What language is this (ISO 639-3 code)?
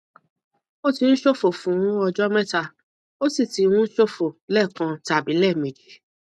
yor